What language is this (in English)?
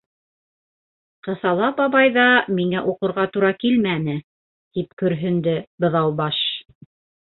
Bashkir